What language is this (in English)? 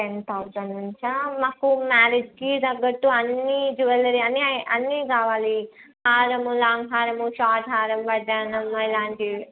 Telugu